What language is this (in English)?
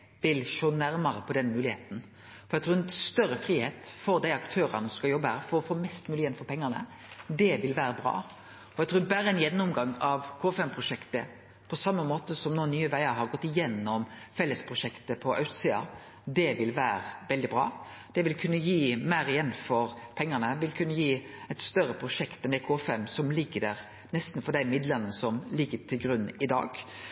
Norwegian Nynorsk